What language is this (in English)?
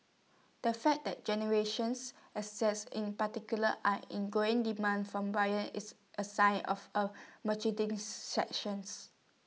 English